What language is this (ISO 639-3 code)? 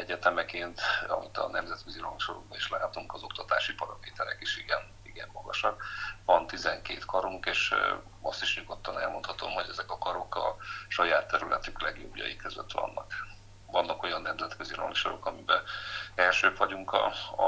hun